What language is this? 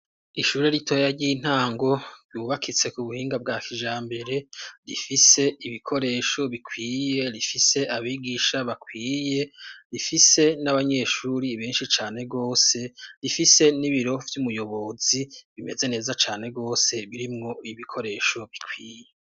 Rundi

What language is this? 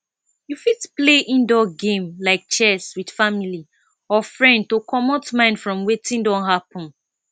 Nigerian Pidgin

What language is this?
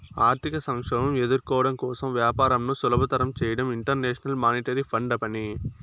Telugu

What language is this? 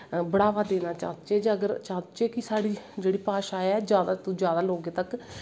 Dogri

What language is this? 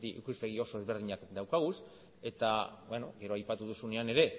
Basque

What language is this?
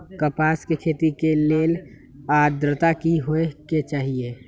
Magahi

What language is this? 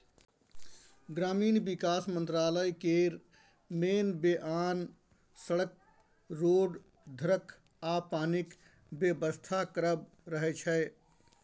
Maithili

